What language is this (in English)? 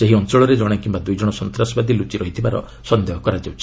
Odia